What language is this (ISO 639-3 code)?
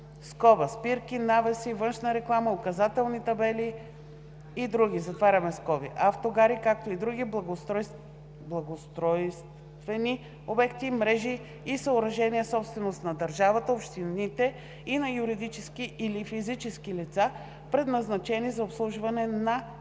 bul